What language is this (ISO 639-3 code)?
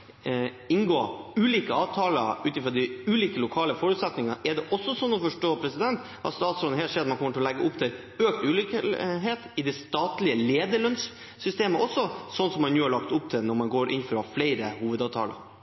nob